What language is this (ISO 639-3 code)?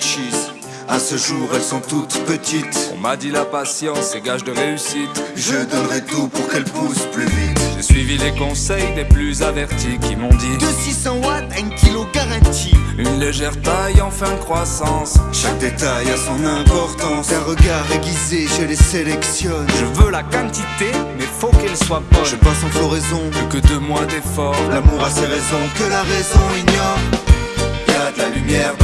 fra